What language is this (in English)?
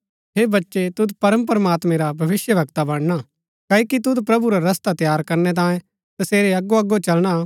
Gaddi